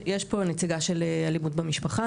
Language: Hebrew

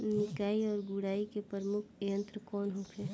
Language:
Bhojpuri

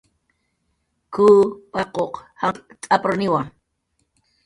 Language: Jaqaru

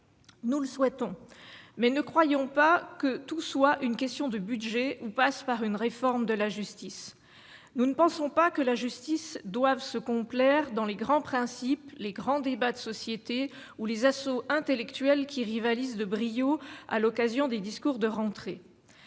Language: French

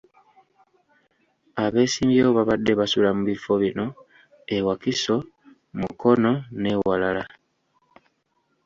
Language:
Ganda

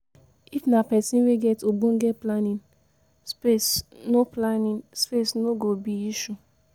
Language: Nigerian Pidgin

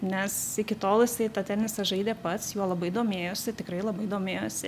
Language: Lithuanian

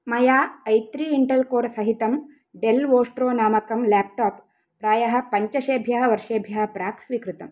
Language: Sanskrit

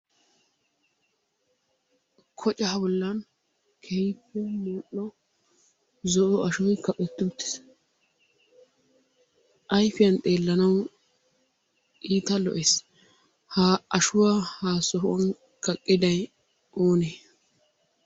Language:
Wolaytta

